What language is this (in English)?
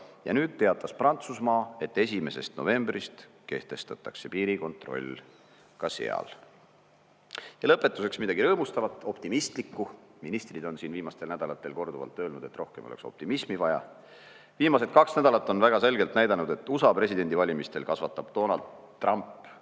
Estonian